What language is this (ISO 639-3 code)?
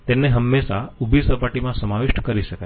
guj